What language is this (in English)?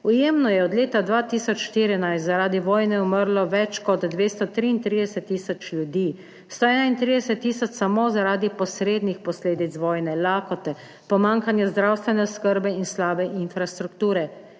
Slovenian